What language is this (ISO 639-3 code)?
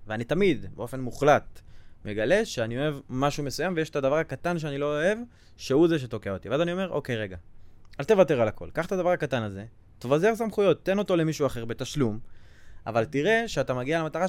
heb